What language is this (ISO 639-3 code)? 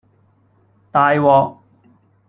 yue